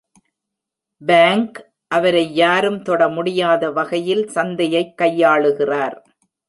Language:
Tamil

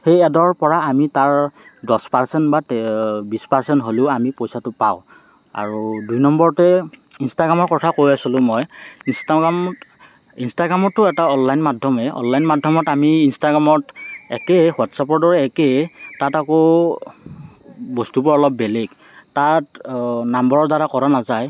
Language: Assamese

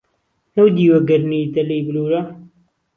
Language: Central Kurdish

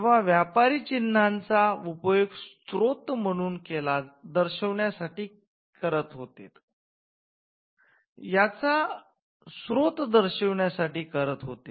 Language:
Marathi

